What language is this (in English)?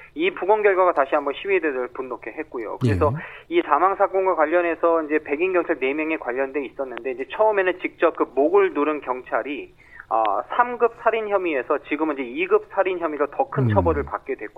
Korean